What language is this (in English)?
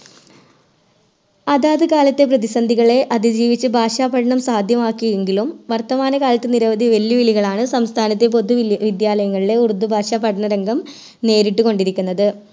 Malayalam